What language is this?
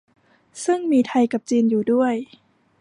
Thai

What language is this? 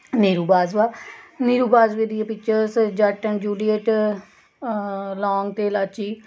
Punjabi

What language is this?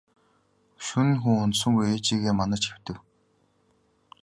Mongolian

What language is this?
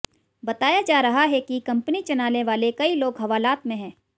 Hindi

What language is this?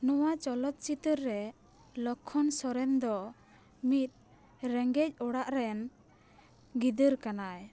Santali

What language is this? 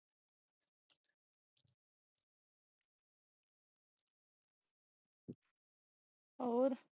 Punjabi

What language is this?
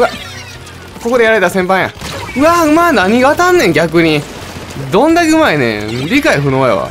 Japanese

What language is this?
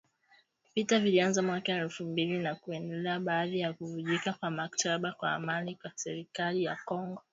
Swahili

